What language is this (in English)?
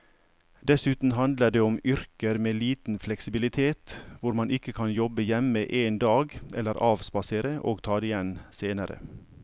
Norwegian